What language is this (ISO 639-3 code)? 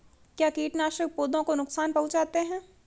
hin